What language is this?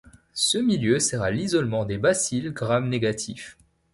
French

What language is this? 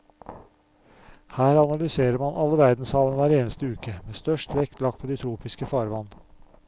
Norwegian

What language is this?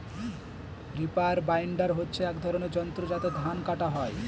Bangla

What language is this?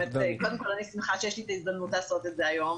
Hebrew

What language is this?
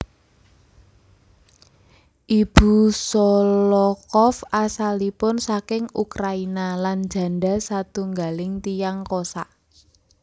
Javanese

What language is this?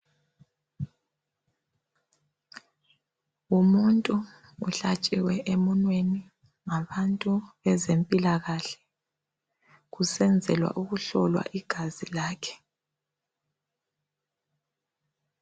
North Ndebele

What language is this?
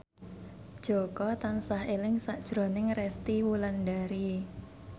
Javanese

